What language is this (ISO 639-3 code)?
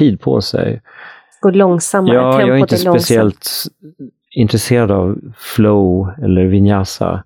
swe